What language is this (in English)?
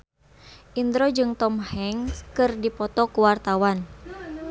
Sundanese